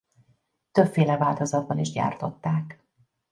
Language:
Hungarian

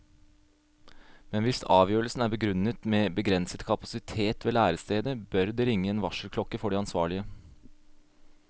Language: Norwegian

